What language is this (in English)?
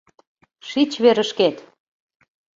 Mari